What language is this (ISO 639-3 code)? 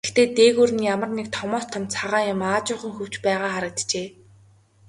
mon